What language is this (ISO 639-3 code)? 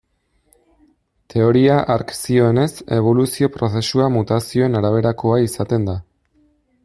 eus